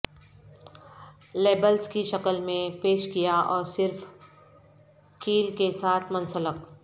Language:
Urdu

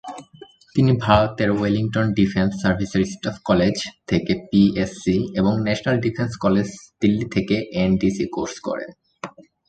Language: Bangla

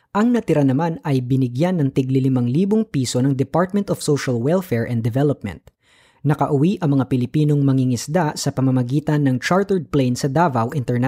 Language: Filipino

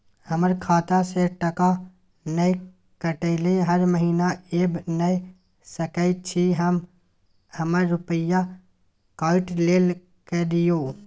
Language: Maithili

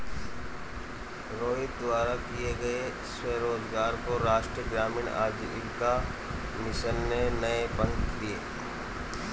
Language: Hindi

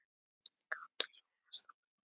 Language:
Icelandic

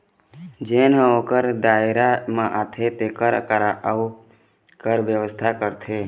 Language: Chhattisgarhi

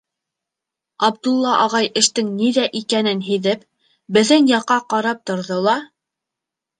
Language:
Bashkir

